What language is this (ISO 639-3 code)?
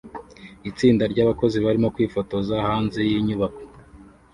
kin